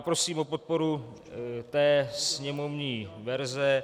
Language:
Czech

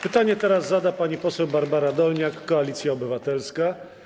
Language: Polish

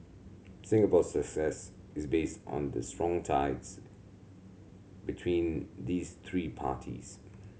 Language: English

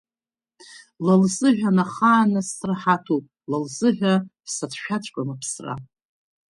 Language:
Abkhazian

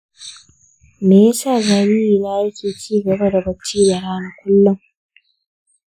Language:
Hausa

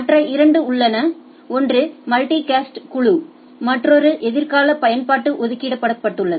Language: Tamil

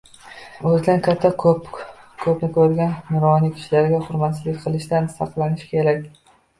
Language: Uzbek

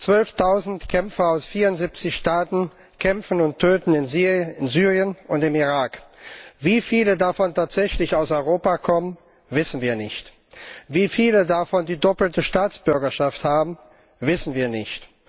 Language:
German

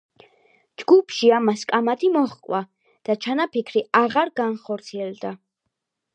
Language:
Georgian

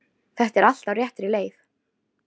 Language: Icelandic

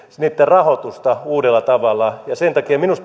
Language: Finnish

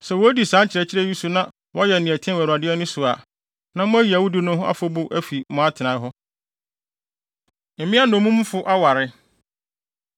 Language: Akan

